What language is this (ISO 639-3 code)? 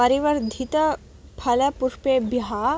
san